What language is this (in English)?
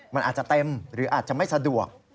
Thai